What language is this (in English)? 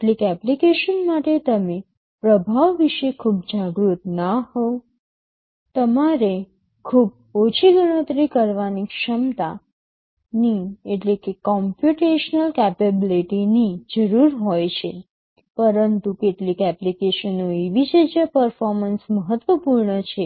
Gujarati